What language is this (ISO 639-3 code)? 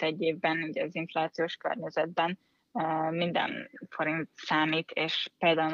hun